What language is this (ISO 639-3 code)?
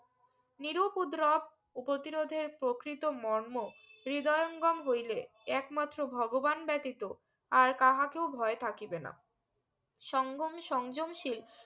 ben